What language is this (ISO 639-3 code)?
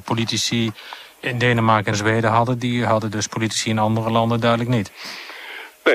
nld